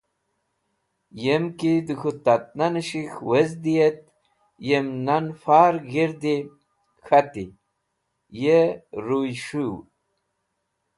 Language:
Wakhi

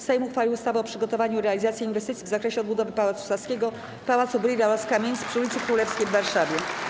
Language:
Polish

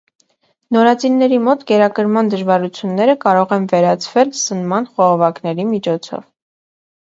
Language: Armenian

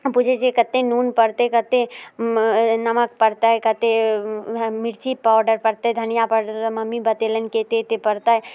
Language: Maithili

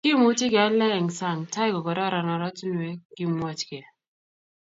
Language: Kalenjin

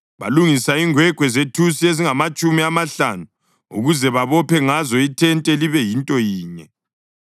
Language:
North Ndebele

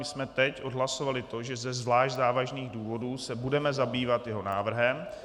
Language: Czech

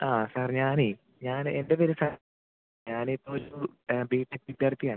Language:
Malayalam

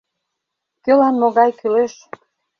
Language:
Mari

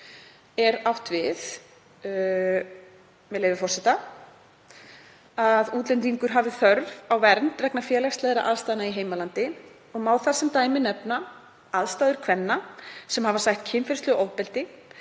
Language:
Icelandic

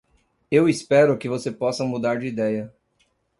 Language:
Portuguese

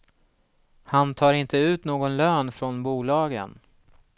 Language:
Swedish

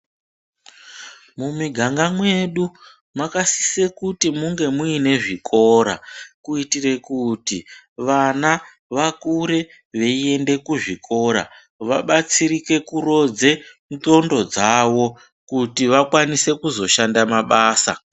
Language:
Ndau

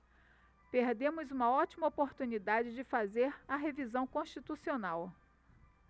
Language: Portuguese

